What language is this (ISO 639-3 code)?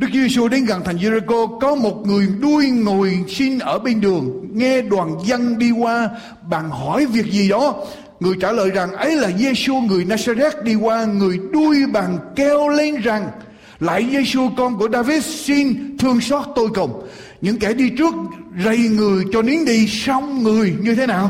vie